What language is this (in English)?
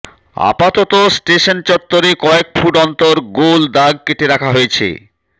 Bangla